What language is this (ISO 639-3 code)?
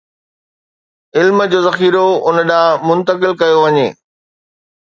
snd